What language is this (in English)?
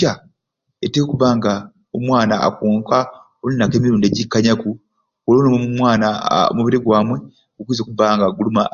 Ruuli